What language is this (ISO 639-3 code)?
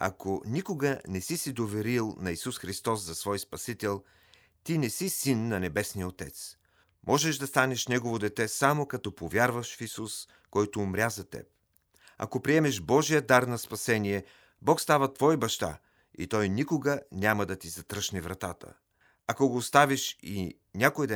bul